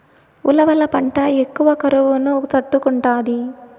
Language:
Telugu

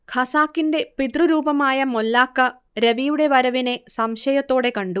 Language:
Malayalam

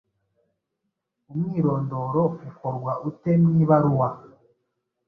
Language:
Kinyarwanda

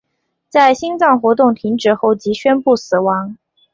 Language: Chinese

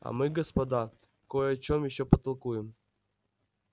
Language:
Russian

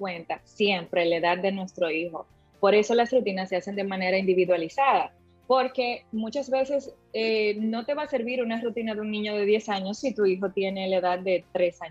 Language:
Spanish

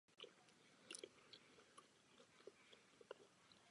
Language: Czech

